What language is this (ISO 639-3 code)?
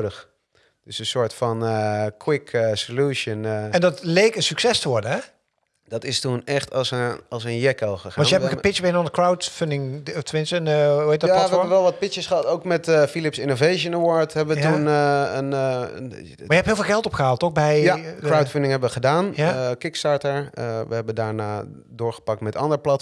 nld